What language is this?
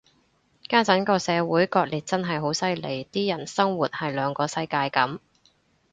Cantonese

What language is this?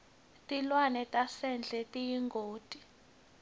Swati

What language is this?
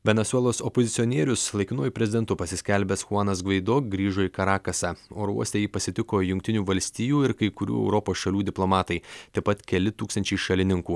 Lithuanian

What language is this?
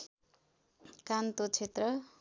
Nepali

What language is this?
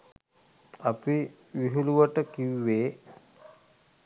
Sinhala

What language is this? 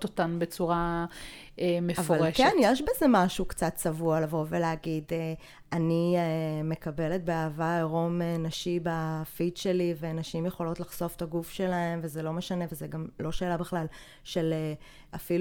Hebrew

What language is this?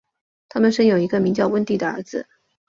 Chinese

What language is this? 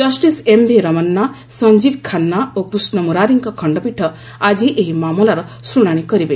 Odia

